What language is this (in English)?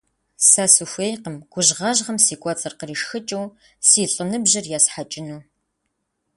Kabardian